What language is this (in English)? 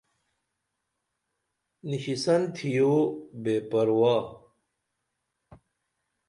Dameli